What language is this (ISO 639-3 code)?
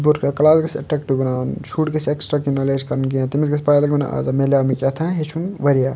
kas